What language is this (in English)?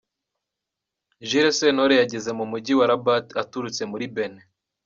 Kinyarwanda